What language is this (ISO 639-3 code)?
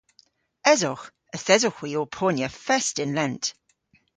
cor